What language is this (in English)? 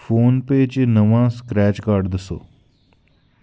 Dogri